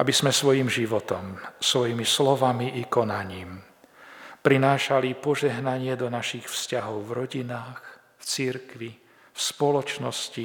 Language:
Slovak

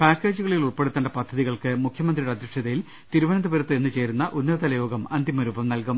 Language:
Malayalam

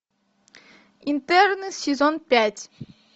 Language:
Russian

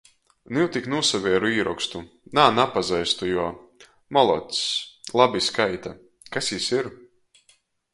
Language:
Latgalian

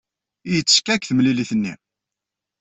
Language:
Kabyle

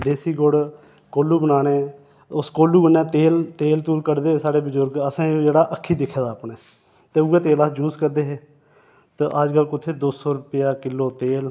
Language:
Dogri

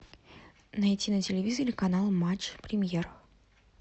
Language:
Russian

